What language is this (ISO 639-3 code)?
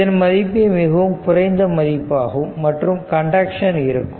tam